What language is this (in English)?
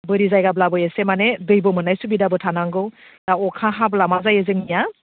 Bodo